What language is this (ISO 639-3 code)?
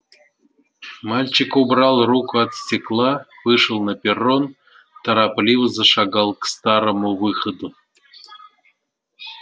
rus